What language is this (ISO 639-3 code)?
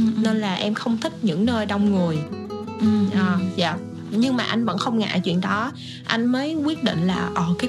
vie